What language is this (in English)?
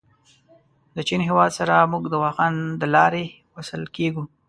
Pashto